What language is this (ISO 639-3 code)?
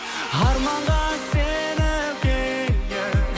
kaz